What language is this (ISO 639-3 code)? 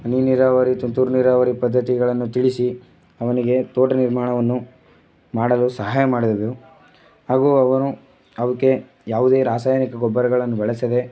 kan